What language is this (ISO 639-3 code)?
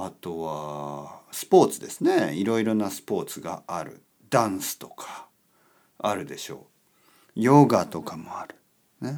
jpn